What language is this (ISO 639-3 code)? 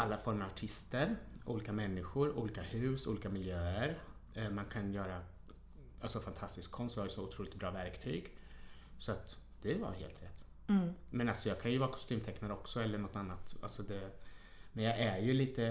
swe